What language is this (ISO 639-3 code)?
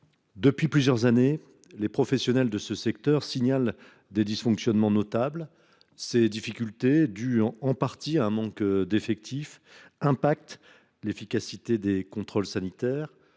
fra